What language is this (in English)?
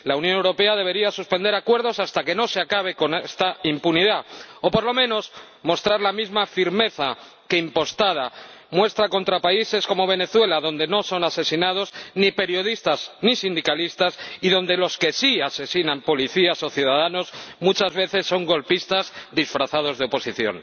Spanish